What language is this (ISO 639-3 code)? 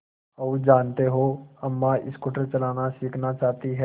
hin